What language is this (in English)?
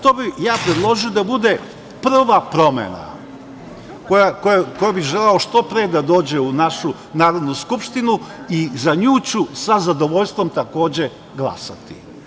Serbian